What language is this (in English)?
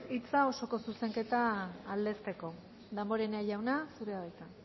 Basque